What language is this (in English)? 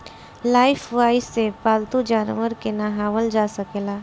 Bhojpuri